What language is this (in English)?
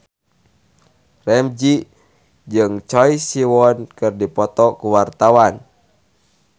Sundanese